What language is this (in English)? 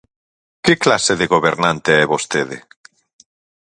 Galician